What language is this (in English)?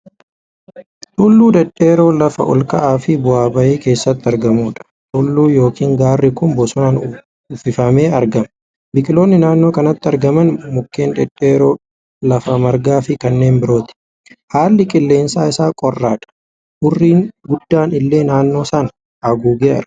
Oromo